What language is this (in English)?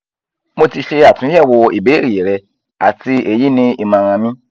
Yoruba